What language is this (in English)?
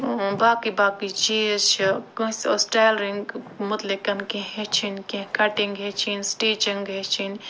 Kashmiri